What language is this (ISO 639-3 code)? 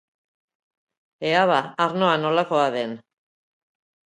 eus